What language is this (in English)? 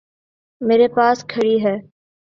Urdu